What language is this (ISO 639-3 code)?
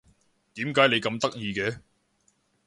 yue